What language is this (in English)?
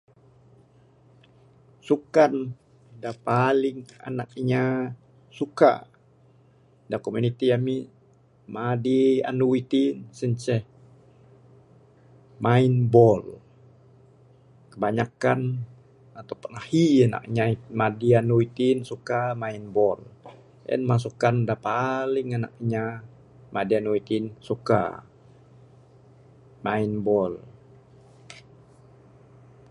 Bukar-Sadung Bidayuh